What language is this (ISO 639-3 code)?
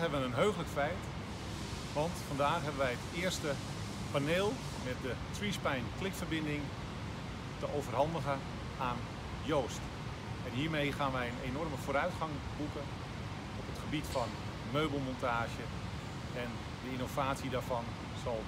nld